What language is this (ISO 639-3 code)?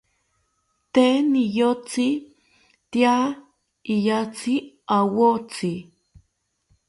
cpy